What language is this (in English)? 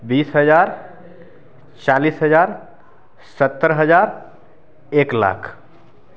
Maithili